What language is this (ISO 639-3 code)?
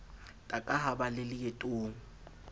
sot